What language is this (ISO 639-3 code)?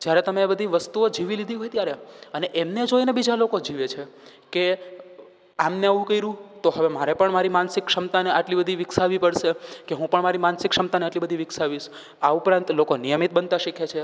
guj